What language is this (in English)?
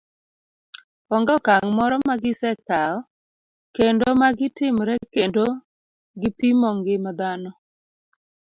Luo (Kenya and Tanzania)